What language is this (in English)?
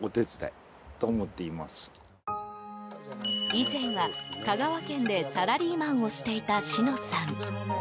Japanese